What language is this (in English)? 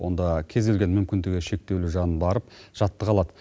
Kazakh